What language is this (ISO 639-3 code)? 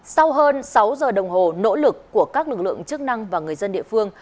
vie